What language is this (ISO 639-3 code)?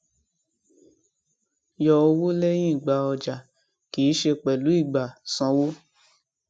yor